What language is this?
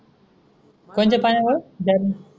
Marathi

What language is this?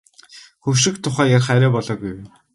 Mongolian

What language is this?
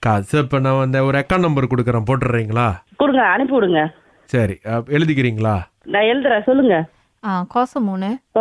Tamil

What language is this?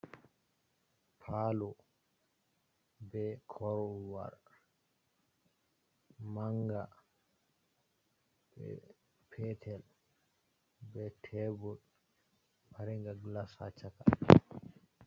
Fula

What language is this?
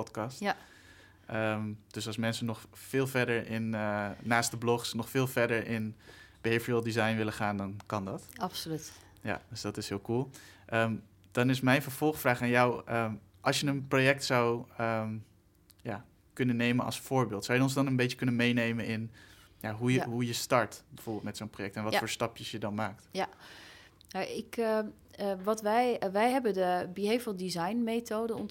Dutch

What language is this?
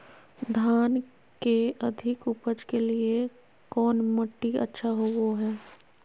Magahi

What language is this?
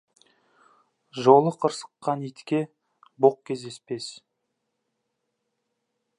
Kazakh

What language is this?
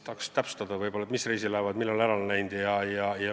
Estonian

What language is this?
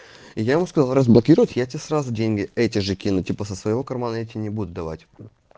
Russian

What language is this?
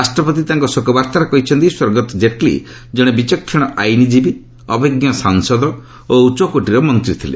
Odia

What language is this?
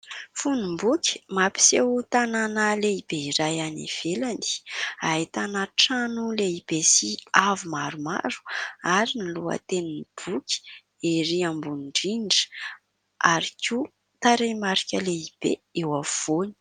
Malagasy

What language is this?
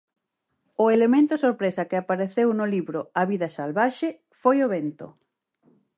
Galician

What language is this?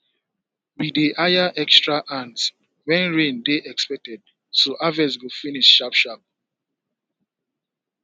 Nigerian Pidgin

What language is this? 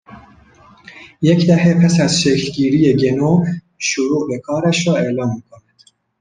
Persian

